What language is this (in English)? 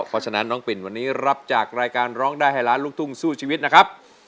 Thai